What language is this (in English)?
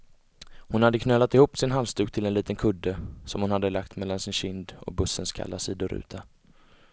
Swedish